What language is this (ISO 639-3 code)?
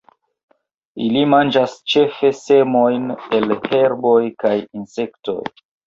epo